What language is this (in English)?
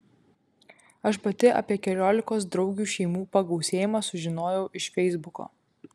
Lithuanian